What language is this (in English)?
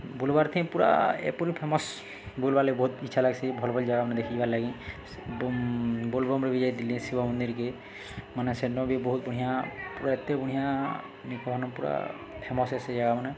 Odia